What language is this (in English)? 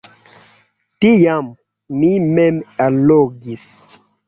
Esperanto